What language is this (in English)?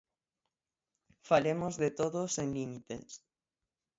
Galician